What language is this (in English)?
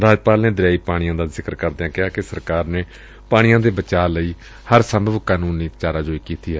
Punjabi